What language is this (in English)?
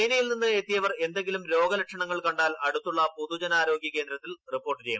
Malayalam